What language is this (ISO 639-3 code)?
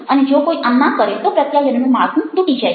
guj